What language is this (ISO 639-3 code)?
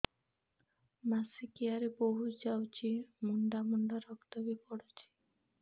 ori